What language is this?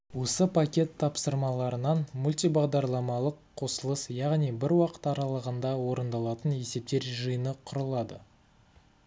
Kazakh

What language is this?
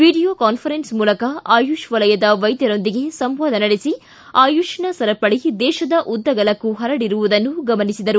Kannada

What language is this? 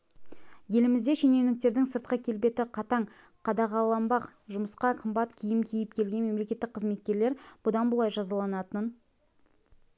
Kazakh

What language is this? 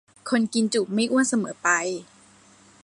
Thai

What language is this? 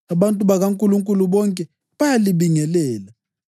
North Ndebele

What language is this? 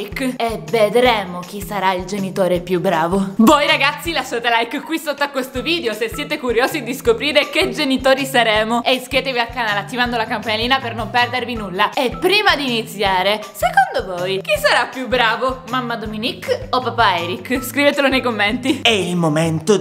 Italian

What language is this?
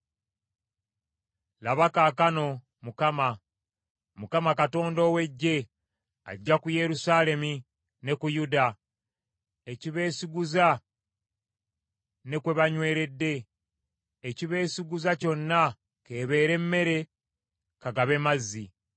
Ganda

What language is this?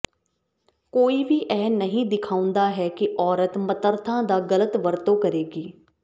Punjabi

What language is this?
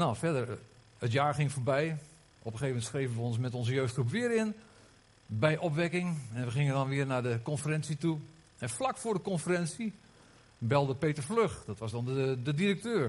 Dutch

